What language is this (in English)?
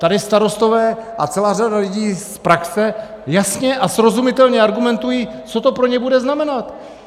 Czech